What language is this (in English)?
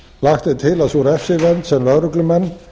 Icelandic